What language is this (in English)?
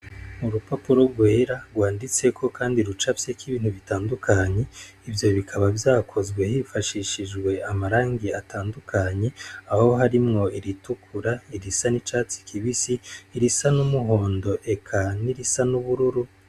Rundi